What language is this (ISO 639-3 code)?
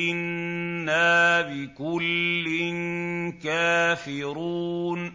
ara